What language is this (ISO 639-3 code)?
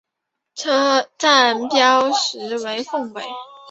zho